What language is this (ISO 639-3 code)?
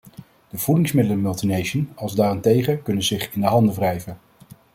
nld